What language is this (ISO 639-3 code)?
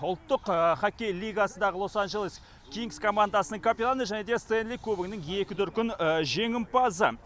kaz